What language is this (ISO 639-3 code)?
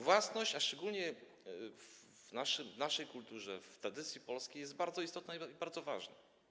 pol